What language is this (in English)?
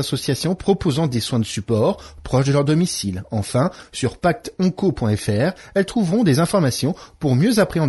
French